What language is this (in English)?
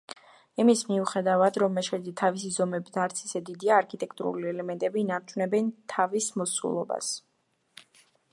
Georgian